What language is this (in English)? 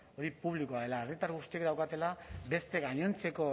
Basque